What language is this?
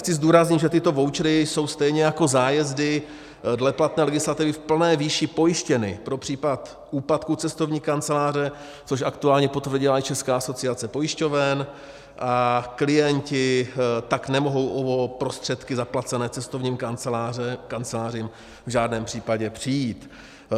Czech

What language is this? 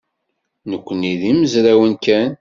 Kabyle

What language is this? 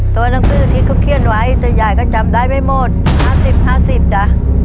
Thai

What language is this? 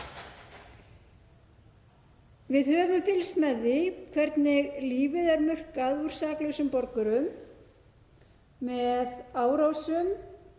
Icelandic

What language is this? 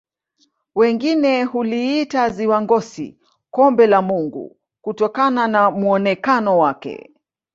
Swahili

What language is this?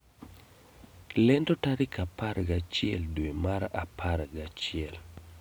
Luo (Kenya and Tanzania)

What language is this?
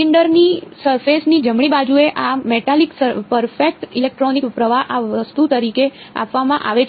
Gujarati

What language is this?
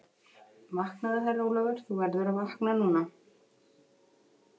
Icelandic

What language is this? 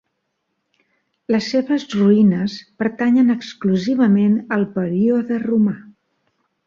Catalan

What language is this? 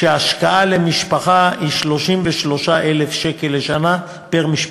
Hebrew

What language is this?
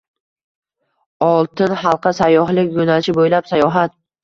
Uzbek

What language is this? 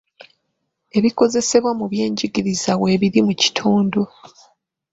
Ganda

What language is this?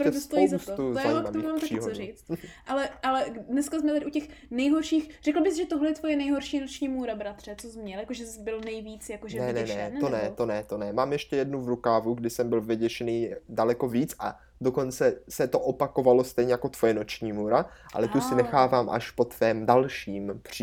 Czech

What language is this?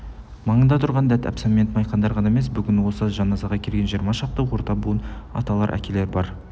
Kazakh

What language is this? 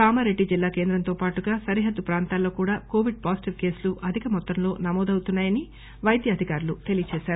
Telugu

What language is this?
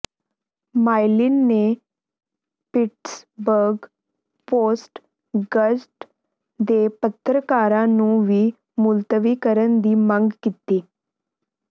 Punjabi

